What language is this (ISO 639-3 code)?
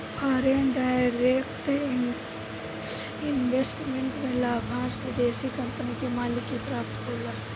bho